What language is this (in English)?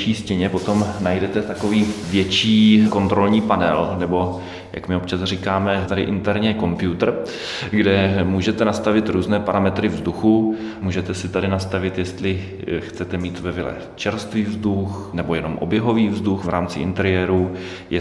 Czech